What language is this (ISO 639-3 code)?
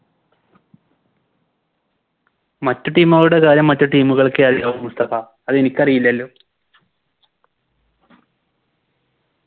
mal